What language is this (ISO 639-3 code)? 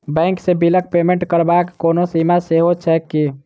mai